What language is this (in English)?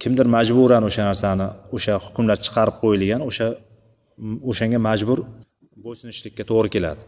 Bulgarian